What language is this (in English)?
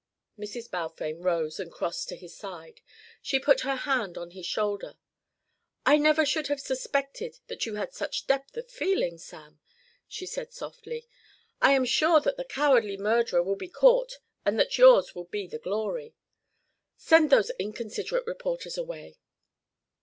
English